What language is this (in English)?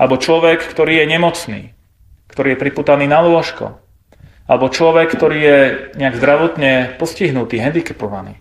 Slovak